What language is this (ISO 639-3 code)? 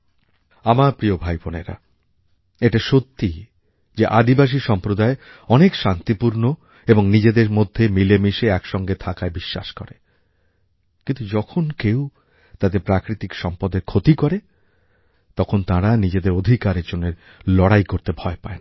ben